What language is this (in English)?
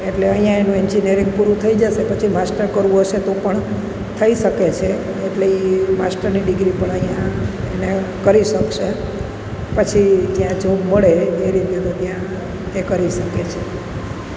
Gujarati